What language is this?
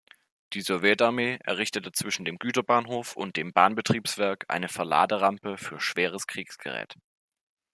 German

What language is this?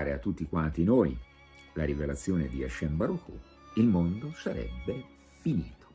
Italian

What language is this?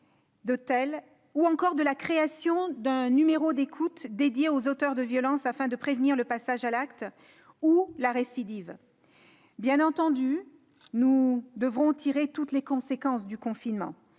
French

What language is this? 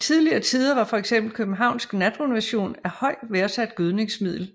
Danish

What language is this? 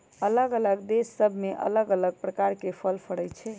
Magahi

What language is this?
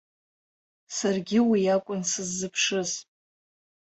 Abkhazian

